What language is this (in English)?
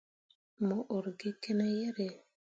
Mundang